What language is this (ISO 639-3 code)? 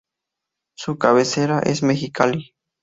spa